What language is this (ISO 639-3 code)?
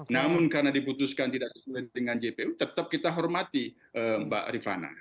ind